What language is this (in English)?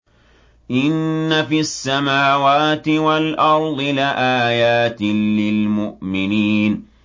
Arabic